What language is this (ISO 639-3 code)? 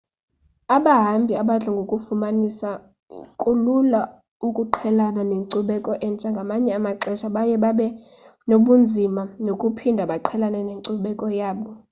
xho